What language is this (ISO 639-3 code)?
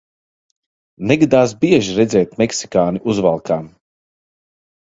lav